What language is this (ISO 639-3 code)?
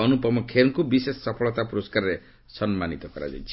ori